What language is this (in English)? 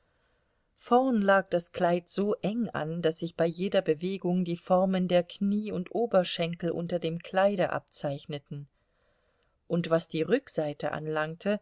German